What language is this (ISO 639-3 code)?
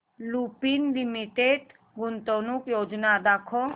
mar